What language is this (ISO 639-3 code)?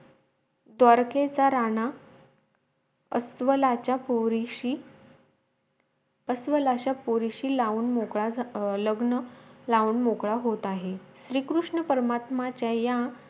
mar